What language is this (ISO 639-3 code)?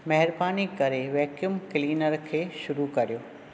snd